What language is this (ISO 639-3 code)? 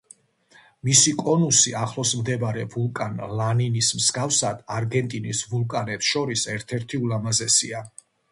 kat